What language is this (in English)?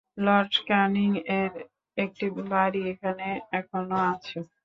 Bangla